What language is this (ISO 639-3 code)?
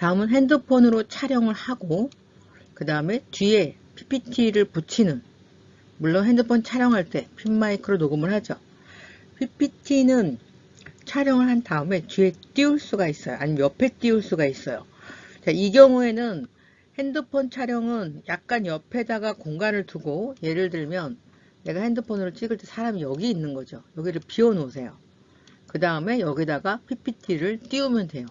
kor